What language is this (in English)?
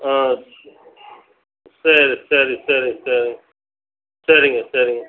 Tamil